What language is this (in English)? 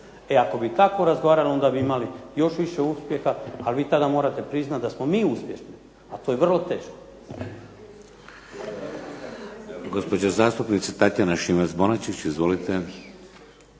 Croatian